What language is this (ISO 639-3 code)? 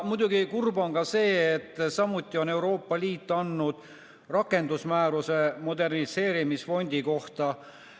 est